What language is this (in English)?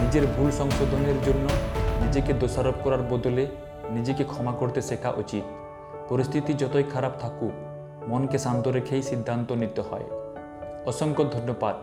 Bangla